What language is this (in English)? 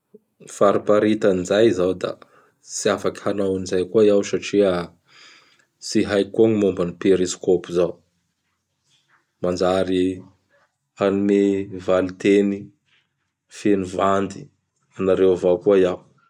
Bara Malagasy